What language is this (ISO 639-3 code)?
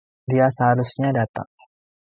ind